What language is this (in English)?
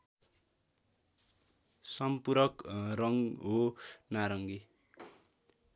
Nepali